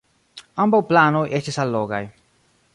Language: Esperanto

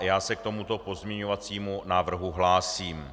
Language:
Czech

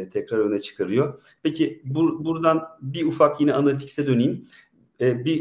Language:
Turkish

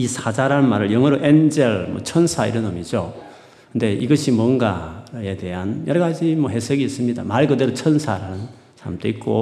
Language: Korean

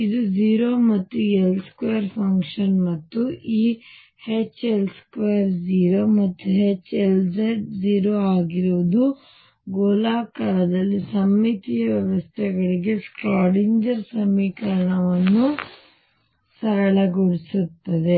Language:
Kannada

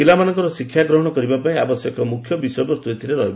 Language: Odia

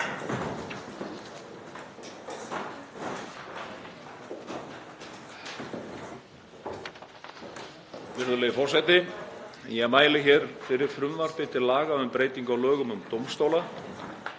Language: Icelandic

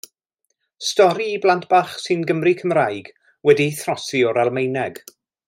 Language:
Welsh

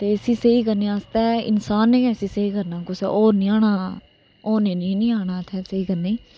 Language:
Dogri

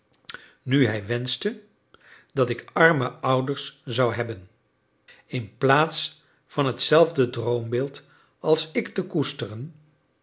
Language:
Dutch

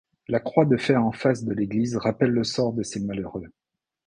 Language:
French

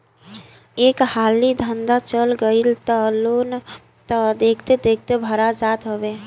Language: Bhojpuri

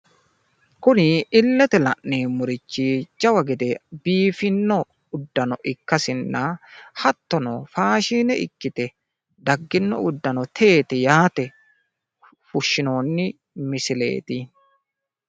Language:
Sidamo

